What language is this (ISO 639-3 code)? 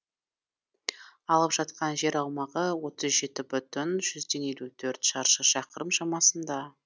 kaz